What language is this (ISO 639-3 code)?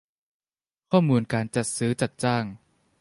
tha